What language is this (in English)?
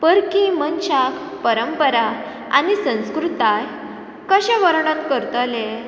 Konkani